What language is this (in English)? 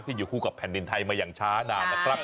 Thai